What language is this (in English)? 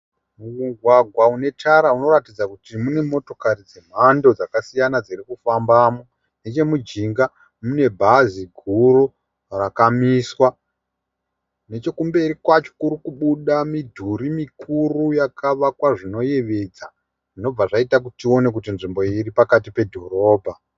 Shona